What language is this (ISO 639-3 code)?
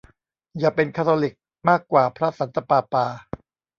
tha